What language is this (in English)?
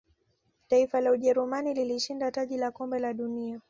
Swahili